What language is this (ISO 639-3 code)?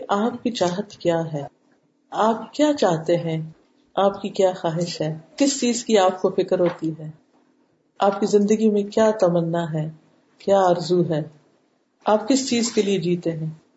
urd